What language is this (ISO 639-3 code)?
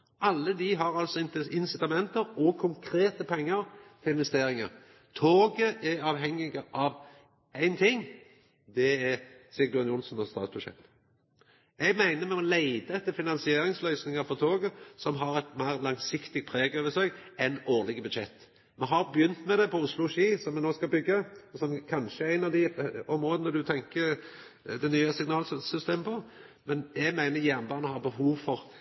nno